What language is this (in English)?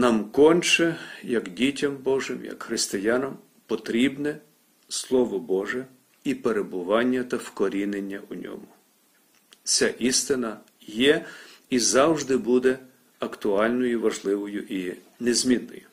Ukrainian